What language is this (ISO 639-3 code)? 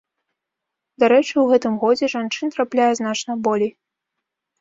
bel